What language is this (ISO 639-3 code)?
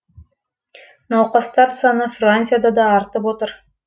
kaz